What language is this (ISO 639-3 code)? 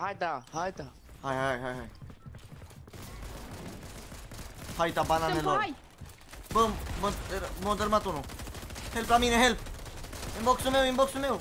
ron